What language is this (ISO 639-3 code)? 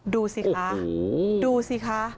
tha